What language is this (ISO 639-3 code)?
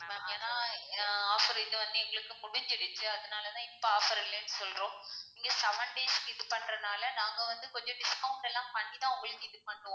tam